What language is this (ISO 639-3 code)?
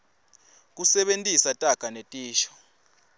ssw